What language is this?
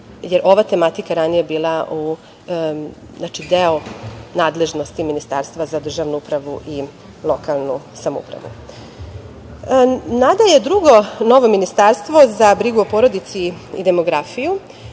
Serbian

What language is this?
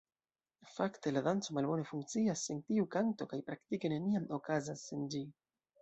Esperanto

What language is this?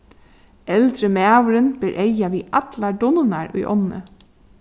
Faroese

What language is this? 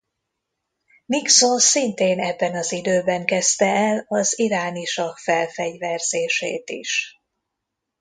Hungarian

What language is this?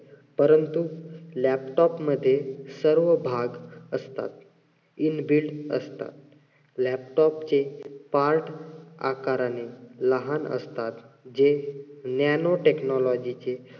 Marathi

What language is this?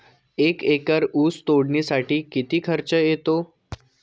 Marathi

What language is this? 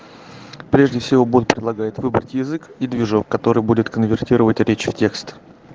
Russian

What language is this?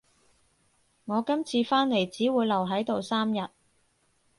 Cantonese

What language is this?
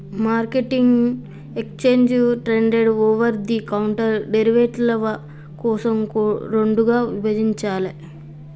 Telugu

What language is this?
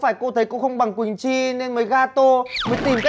Vietnamese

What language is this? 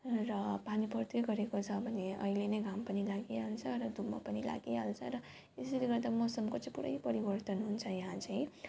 Nepali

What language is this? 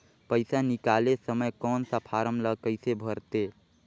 Chhattisgarhi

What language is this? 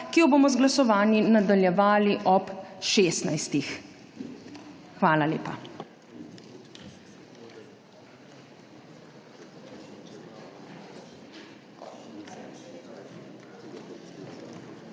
Slovenian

